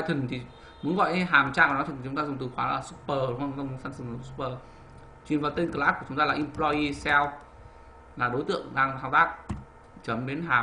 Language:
Vietnamese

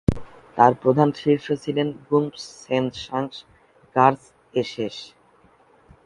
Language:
Bangla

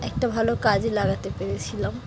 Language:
Bangla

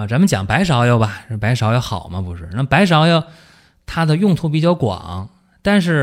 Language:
Chinese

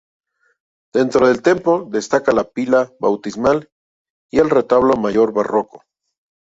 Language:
Spanish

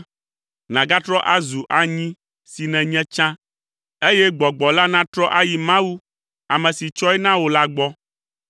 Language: Ewe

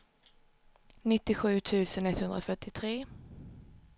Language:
Swedish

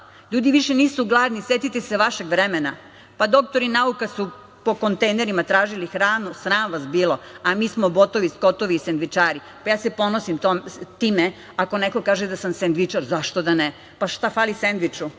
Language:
Serbian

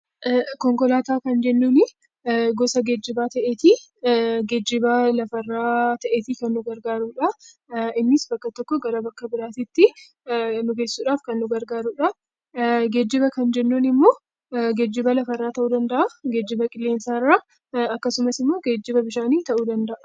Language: Oromo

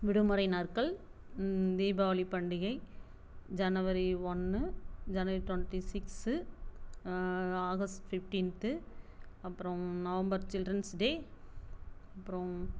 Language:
Tamil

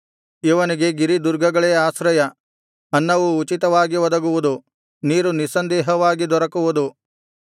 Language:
Kannada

